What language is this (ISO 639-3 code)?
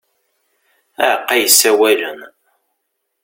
kab